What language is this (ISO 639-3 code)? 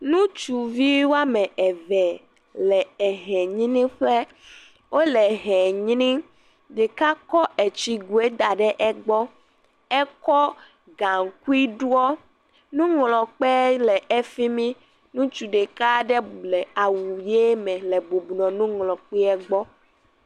ewe